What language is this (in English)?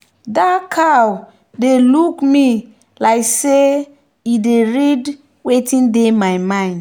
Nigerian Pidgin